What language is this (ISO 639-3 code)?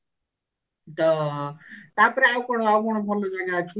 ori